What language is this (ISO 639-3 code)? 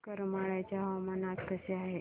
mar